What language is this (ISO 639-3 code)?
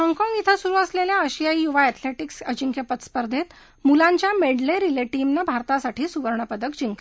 mar